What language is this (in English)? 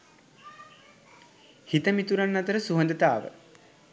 Sinhala